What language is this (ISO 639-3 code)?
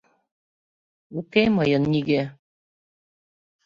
chm